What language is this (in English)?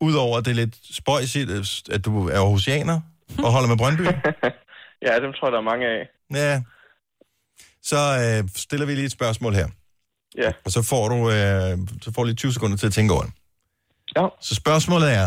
Danish